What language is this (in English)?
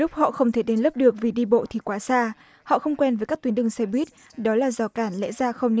Vietnamese